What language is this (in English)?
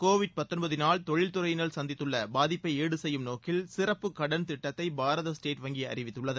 Tamil